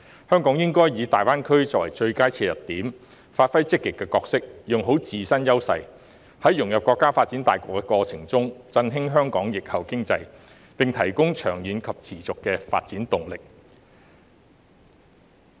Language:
Cantonese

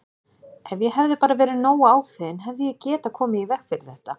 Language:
Icelandic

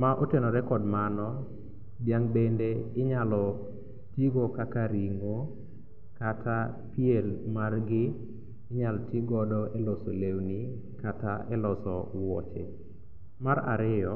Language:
Luo (Kenya and Tanzania)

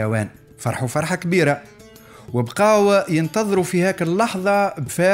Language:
Arabic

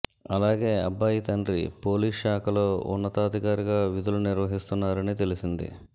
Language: Telugu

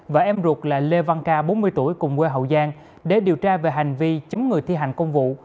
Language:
Vietnamese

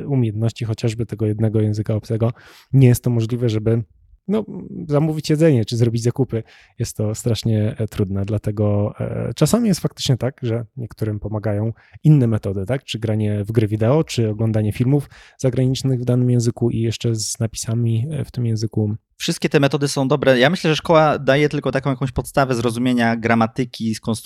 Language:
Polish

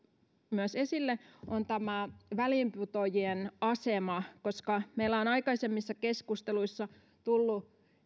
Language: Finnish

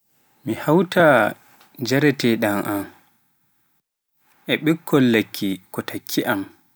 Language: Pular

